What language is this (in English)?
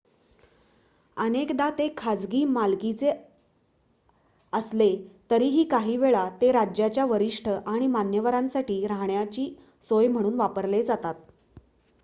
Marathi